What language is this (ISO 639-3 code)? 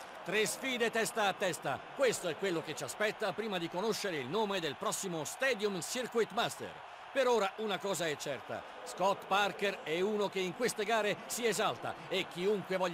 ita